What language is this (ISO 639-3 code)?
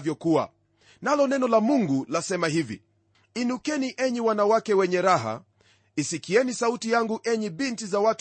swa